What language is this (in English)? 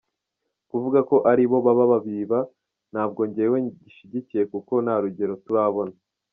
Kinyarwanda